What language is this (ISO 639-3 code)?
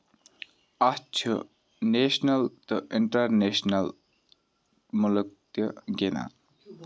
kas